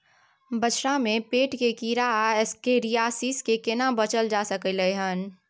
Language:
Maithili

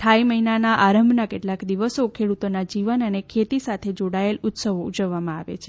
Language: Gujarati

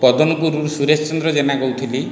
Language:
Odia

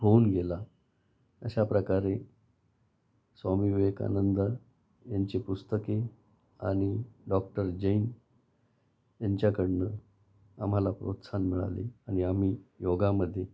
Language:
Marathi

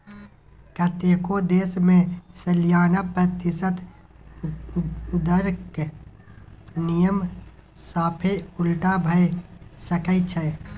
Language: Maithili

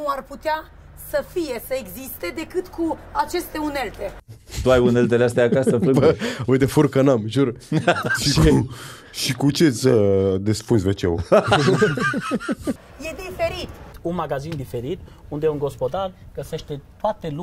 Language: Romanian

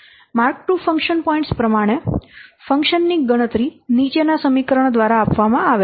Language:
Gujarati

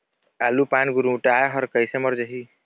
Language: Chhattisgarhi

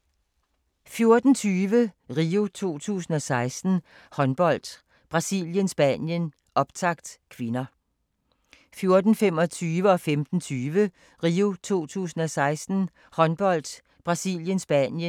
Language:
Danish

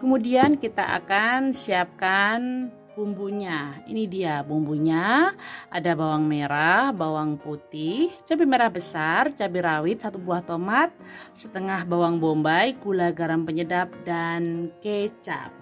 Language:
Indonesian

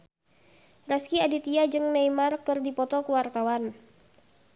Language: Sundanese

